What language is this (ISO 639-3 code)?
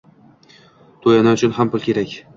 uzb